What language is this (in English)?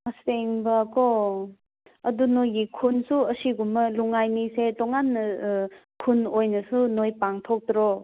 Manipuri